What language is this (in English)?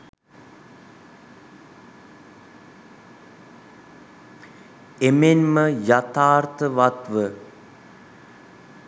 Sinhala